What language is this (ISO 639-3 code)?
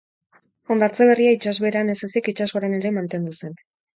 eus